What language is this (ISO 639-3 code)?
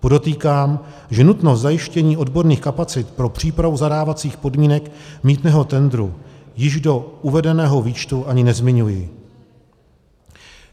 ces